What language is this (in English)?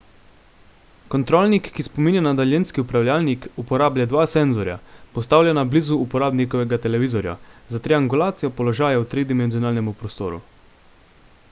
Slovenian